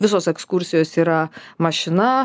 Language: Lithuanian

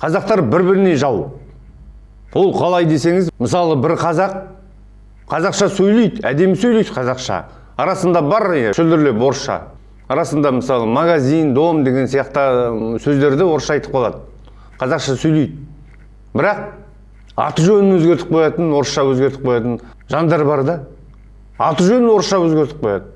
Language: Turkish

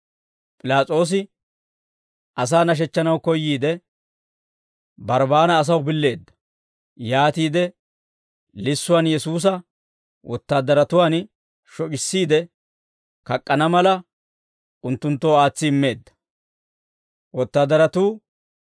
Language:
Dawro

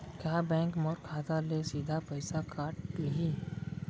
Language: Chhattisgarhi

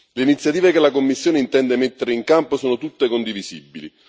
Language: Italian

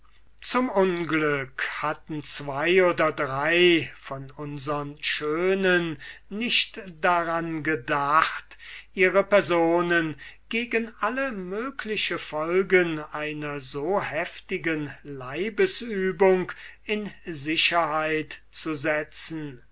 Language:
German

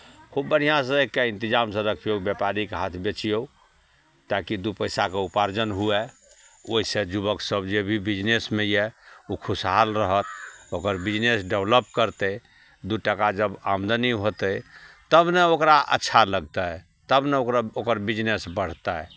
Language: Maithili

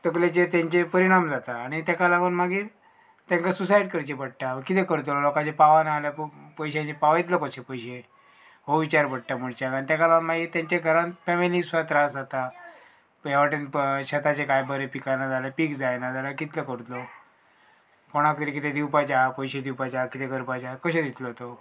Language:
Konkani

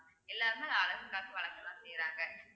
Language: Tamil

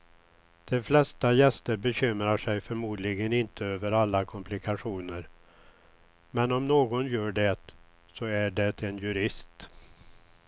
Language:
Swedish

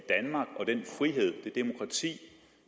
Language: Danish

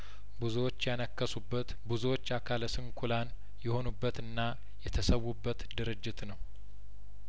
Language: Amharic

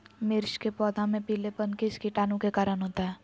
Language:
Magahi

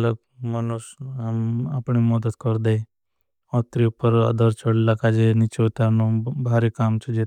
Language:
Bhili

